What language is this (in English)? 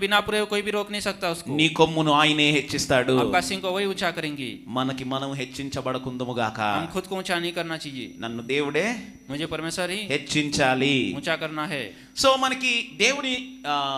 Telugu